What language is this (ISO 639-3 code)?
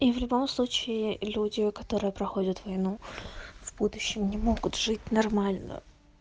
rus